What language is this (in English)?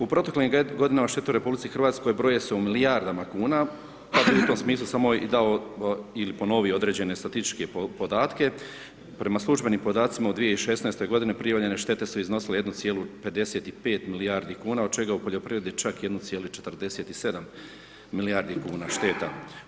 Croatian